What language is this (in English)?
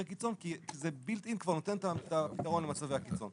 Hebrew